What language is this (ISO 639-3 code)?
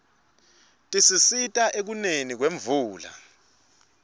ssw